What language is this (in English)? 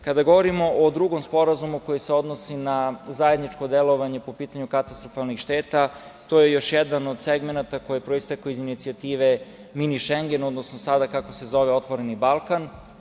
Serbian